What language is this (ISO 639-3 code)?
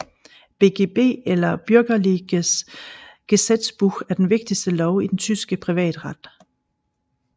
dan